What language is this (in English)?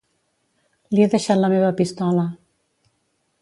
Catalan